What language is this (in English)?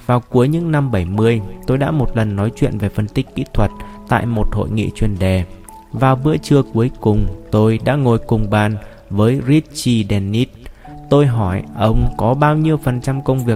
Vietnamese